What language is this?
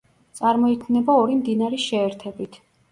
Georgian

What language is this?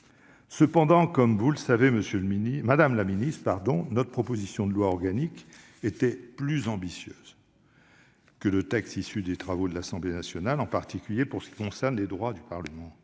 French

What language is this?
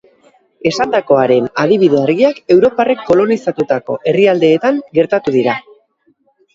Basque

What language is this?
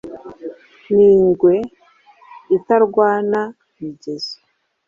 Kinyarwanda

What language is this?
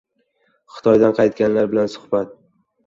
Uzbek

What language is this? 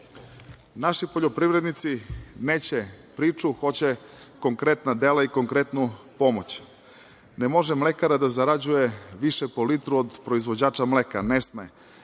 Serbian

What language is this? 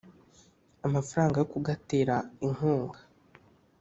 Kinyarwanda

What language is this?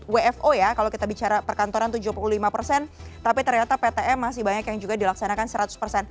Indonesian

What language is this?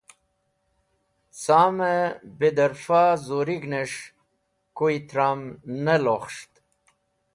Wakhi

